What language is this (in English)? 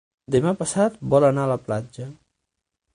Catalan